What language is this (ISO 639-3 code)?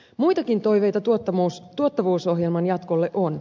fin